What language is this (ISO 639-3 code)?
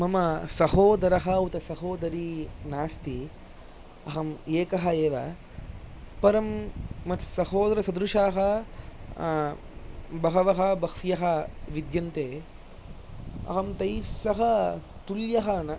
san